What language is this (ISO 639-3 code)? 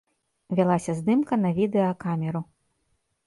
bel